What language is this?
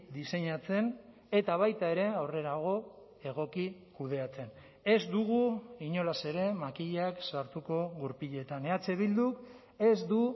Basque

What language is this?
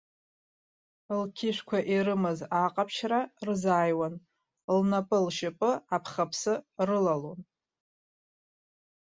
Abkhazian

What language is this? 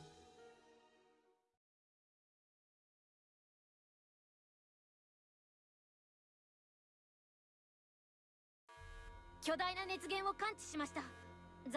Japanese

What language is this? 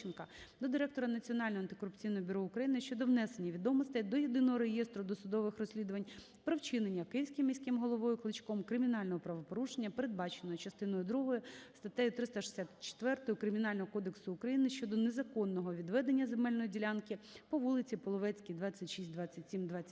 Ukrainian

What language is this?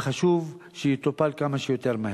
Hebrew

